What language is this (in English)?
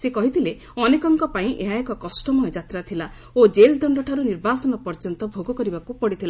Odia